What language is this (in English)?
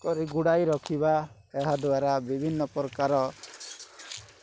Odia